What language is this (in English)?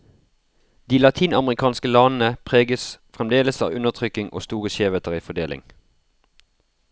Norwegian